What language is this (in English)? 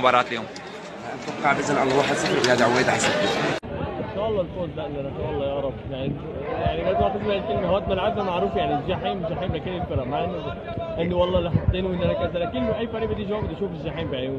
Arabic